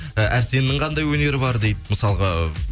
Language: Kazakh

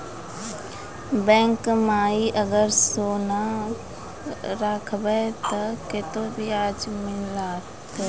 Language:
Maithili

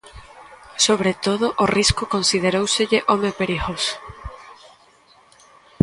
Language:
Galician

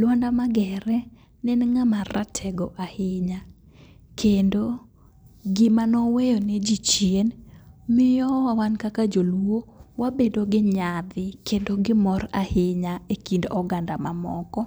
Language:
Luo (Kenya and Tanzania)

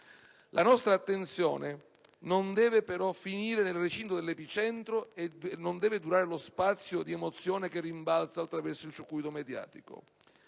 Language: Italian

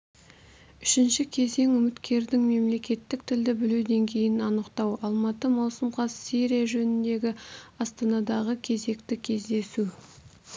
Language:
Kazakh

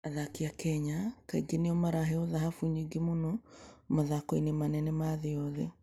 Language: Kikuyu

